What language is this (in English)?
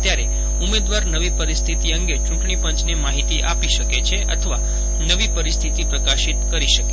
Gujarati